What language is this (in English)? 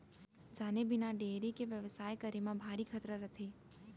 Chhattisgarhi